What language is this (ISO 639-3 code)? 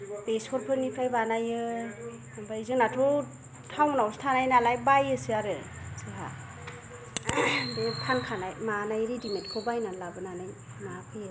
brx